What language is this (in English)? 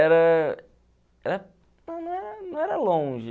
Portuguese